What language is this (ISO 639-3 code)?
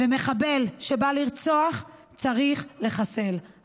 heb